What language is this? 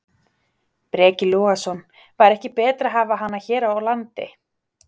Icelandic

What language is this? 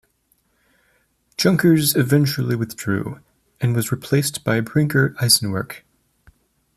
English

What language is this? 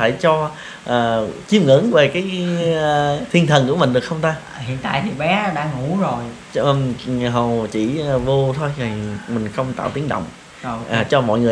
Vietnamese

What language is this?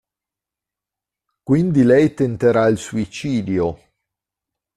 Italian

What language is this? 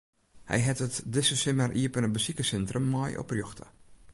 Western Frisian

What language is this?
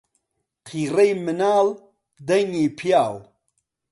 Central Kurdish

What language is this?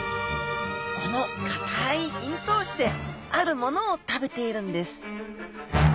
Japanese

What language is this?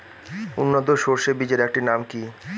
Bangla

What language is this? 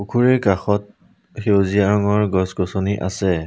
Assamese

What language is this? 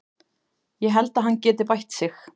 Icelandic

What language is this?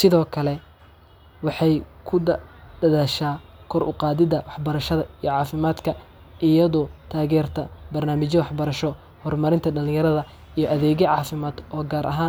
Somali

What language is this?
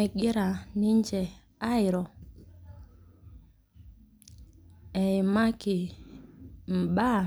Masai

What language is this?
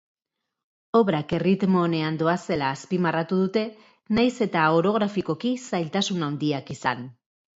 Basque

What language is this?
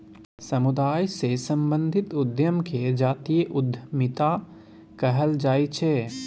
Maithili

